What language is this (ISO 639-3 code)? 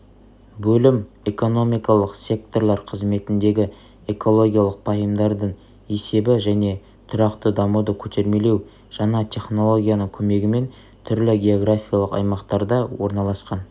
kaz